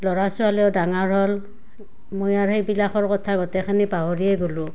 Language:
Assamese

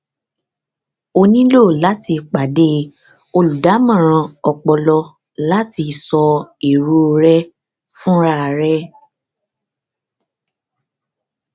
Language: Yoruba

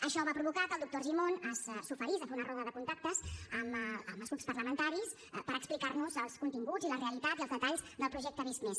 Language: Catalan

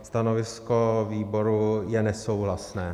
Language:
Czech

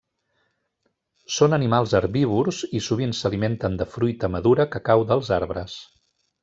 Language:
Catalan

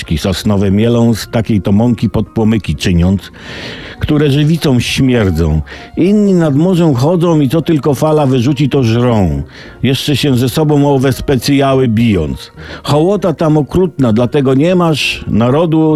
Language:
Polish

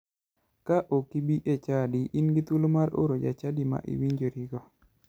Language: Luo (Kenya and Tanzania)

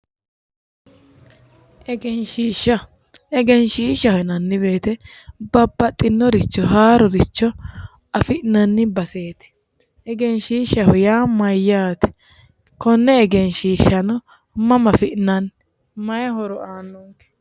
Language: Sidamo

